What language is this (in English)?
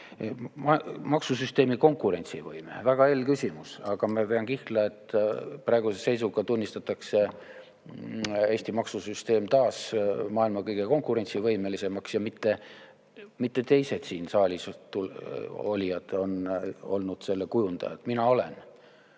Estonian